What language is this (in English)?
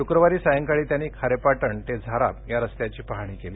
Marathi